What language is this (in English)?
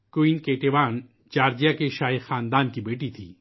Urdu